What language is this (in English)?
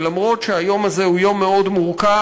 Hebrew